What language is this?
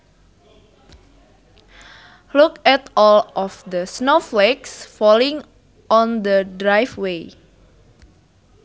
Sundanese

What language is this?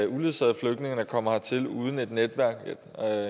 Danish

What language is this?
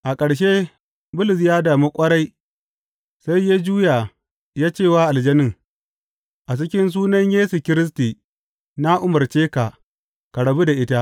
Hausa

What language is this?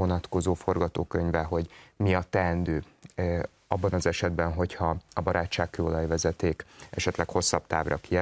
Hungarian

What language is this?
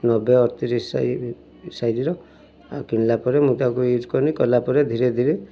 Odia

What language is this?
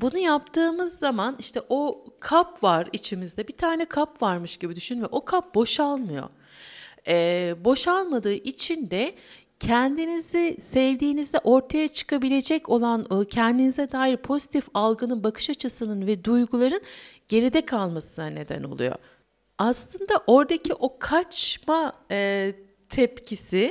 Turkish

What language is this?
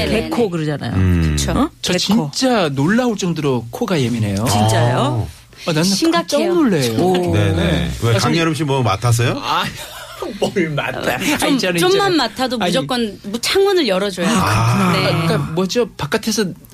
Korean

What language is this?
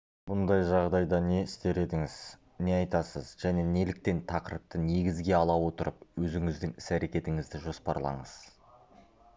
Kazakh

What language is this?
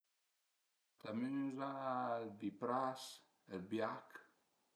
Piedmontese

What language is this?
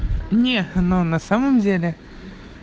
Russian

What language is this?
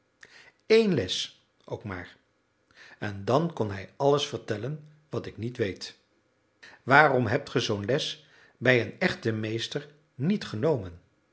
Dutch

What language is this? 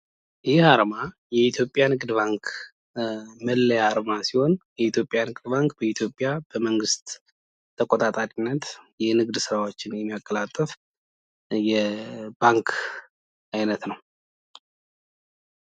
Amharic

